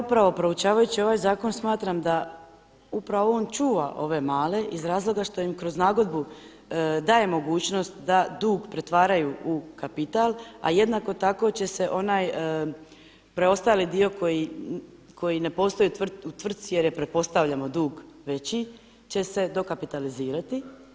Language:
Croatian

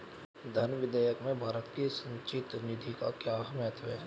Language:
Hindi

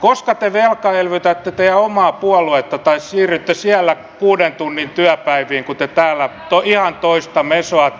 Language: Finnish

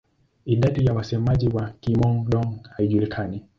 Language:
Swahili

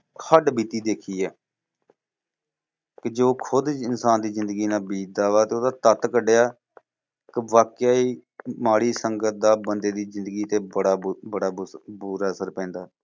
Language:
Punjabi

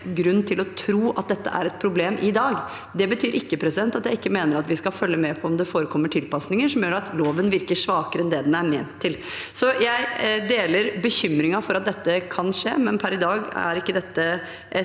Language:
Norwegian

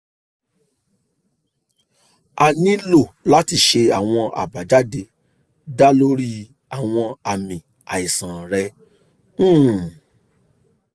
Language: Yoruba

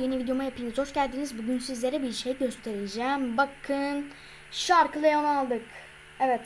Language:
Turkish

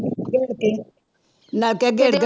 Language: Punjabi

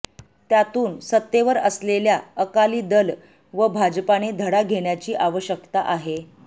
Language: Marathi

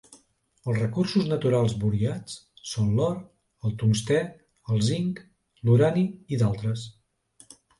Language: Catalan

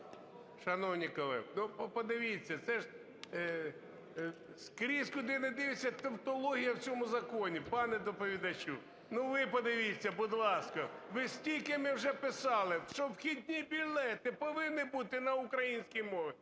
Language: Ukrainian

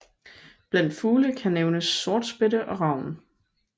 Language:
Danish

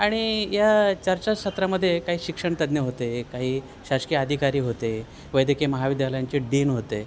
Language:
Marathi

